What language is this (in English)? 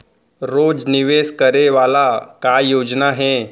Chhattisgarhi